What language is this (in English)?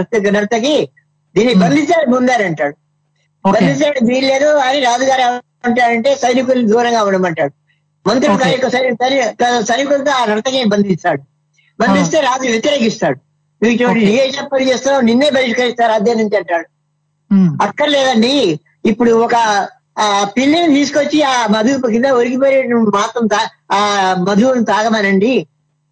Telugu